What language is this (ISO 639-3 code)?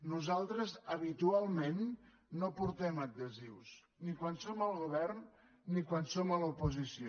cat